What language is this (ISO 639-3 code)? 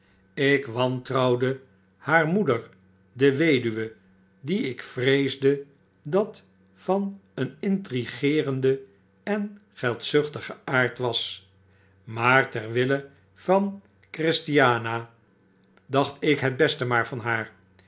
nld